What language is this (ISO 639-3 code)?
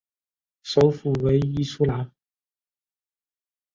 zho